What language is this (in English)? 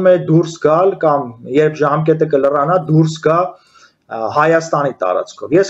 Turkish